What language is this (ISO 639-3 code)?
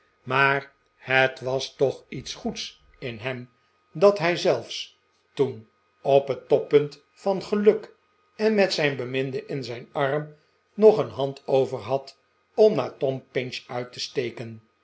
nld